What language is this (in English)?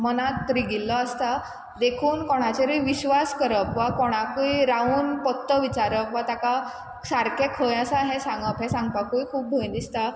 Konkani